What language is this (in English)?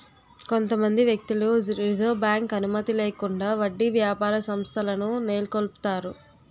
Telugu